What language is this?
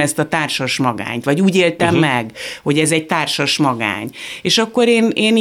Hungarian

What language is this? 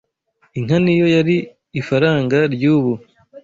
Kinyarwanda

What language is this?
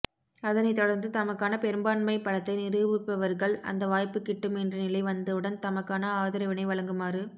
Tamil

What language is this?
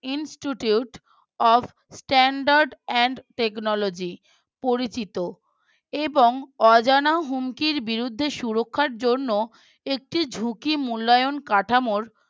Bangla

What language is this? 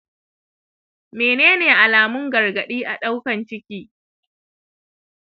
Hausa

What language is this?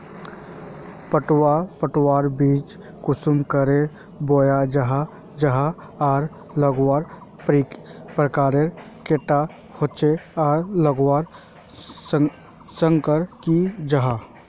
Magahi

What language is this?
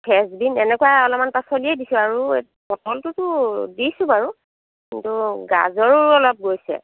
Assamese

